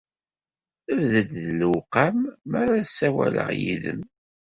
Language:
Kabyle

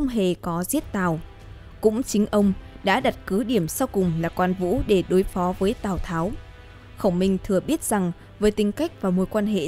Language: Vietnamese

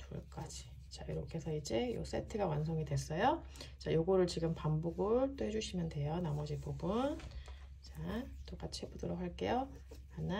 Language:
Korean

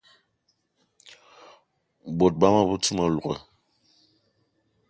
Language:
Eton (Cameroon)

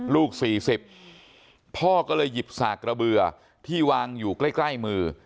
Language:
Thai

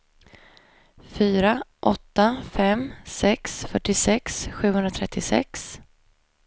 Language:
Swedish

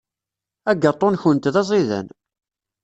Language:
Kabyle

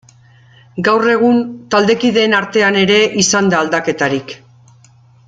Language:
Basque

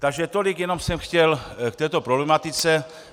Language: Czech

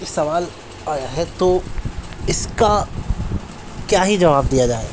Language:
Urdu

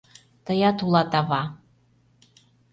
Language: Mari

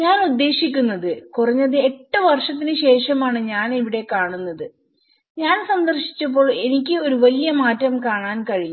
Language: Malayalam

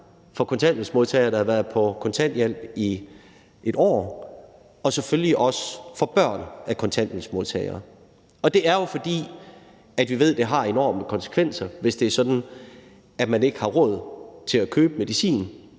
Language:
Danish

